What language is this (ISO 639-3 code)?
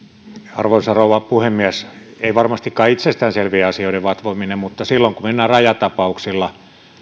fin